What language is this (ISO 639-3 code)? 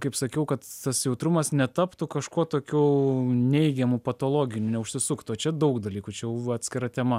lit